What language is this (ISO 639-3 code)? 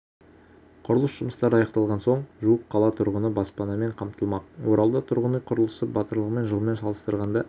kaz